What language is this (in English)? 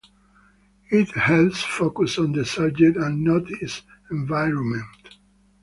English